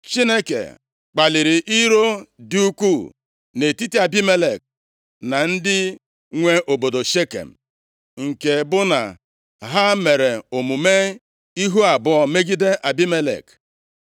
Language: Igbo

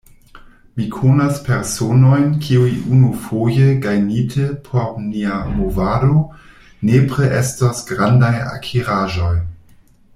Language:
Esperanto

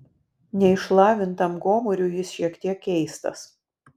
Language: Lithuanian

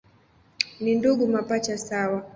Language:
Swahili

